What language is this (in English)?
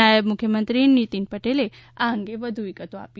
Gujarati